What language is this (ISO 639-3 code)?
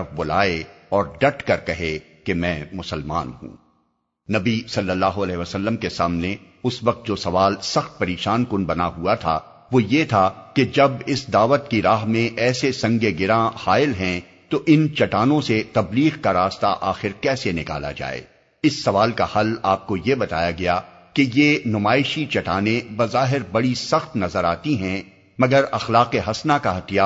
urd